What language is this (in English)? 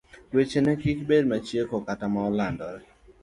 Luo (Kenya and Tanzania)